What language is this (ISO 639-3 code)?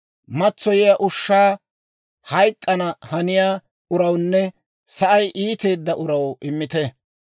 dwr